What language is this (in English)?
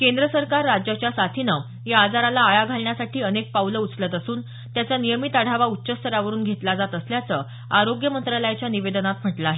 Marathi